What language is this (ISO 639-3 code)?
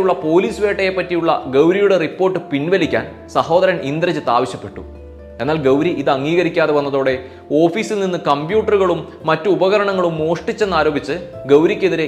mal